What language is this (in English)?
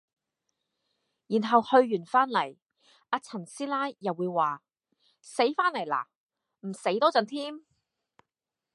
Cantonese